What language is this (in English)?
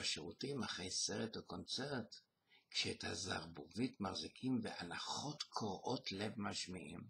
Hebrew